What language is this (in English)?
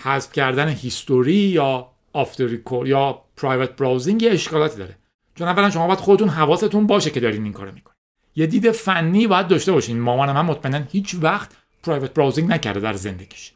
Persian